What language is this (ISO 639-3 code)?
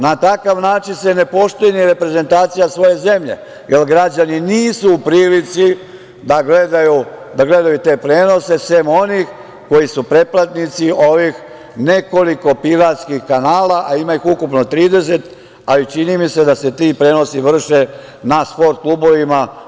srp